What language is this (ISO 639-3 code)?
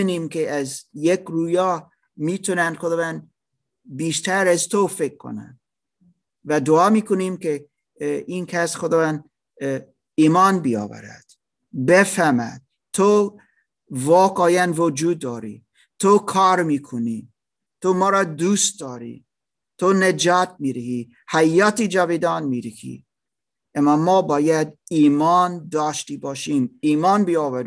fas